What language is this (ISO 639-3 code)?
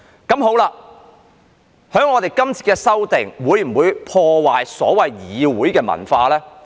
yue